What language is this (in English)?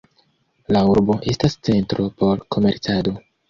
Esperanto